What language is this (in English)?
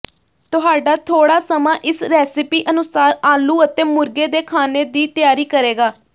Punjabi